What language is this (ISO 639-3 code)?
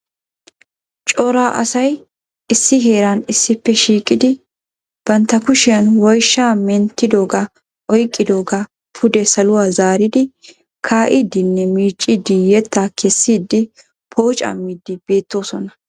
wal